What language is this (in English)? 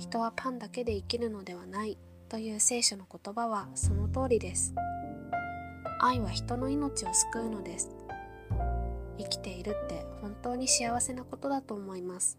Japanese